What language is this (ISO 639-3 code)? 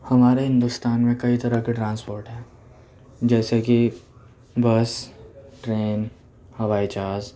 urd